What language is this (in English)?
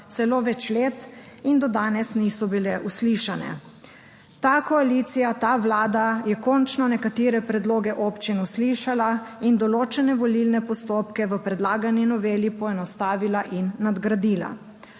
Slovenian